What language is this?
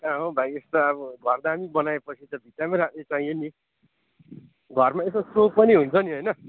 Nepali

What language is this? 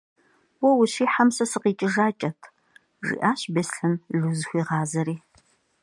Kabardian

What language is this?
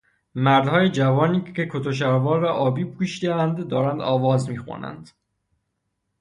Persian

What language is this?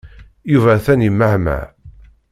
Kabyle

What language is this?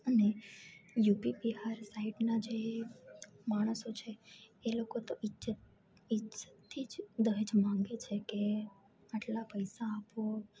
Gujarati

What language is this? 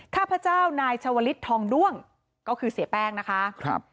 Thai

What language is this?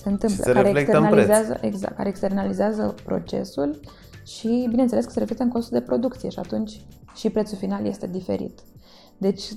Romanian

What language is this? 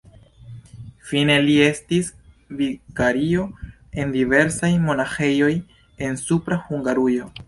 Esperanto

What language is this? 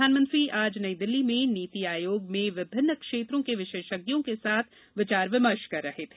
Hindi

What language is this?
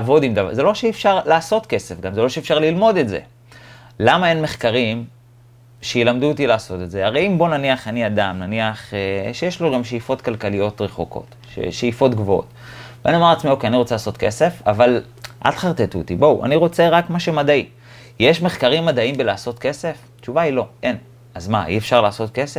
Hebrew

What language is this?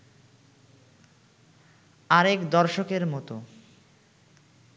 Bangla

